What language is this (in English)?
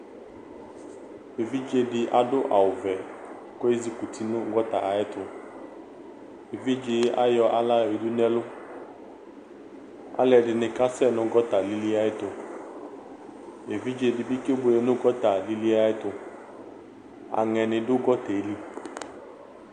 Ikposo